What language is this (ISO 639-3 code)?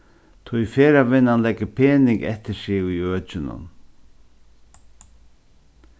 fao